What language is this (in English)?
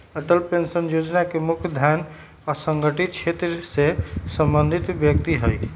Magahi